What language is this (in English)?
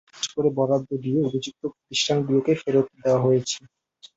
Bangla